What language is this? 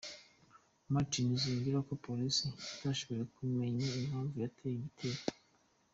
Kinyarwanda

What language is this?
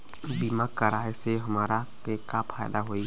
Bhojpuri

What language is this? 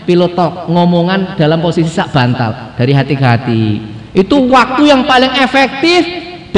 Indonesian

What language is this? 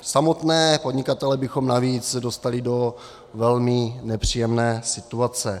Czech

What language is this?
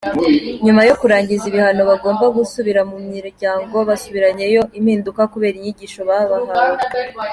Kinyarwanda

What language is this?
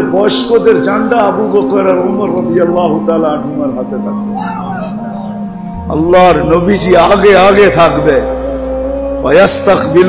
Turkish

